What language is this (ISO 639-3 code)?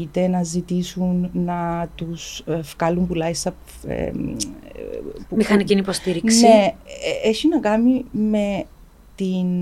ell